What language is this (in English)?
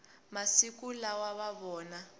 Tsonga